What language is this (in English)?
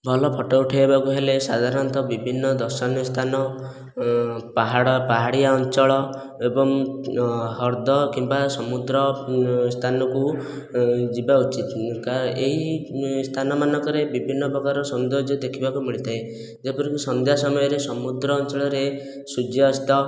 Odia